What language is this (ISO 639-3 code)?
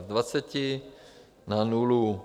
ces